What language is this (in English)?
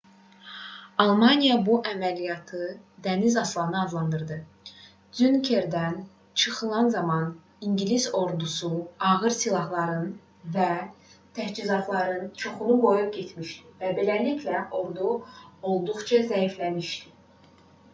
Azerbaijani